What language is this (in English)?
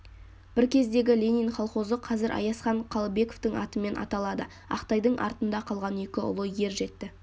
Kazakh